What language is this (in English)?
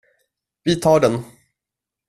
Swedish